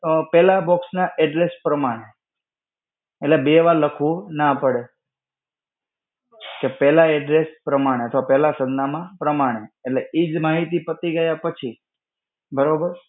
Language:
Gujarati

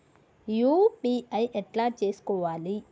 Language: Telugu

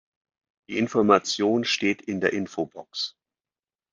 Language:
German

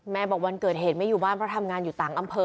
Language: Thai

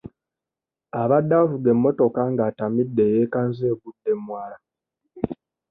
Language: Ganda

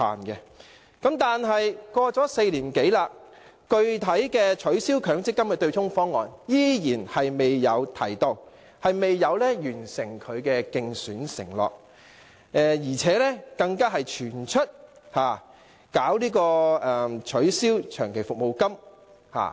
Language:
Cantonese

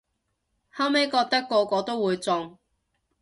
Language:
Cantonese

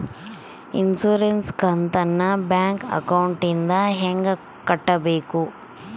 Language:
Kannada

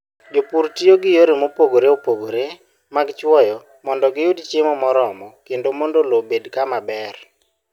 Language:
Luo (Kenya and Tanzania)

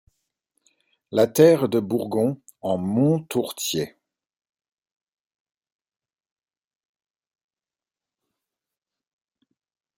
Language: French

